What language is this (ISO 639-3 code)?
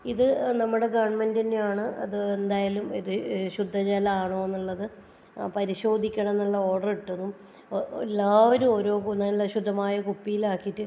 mal